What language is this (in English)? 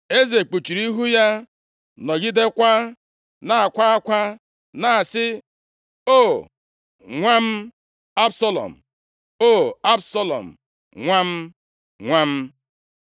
Igbo